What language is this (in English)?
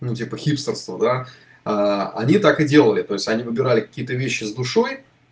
Russian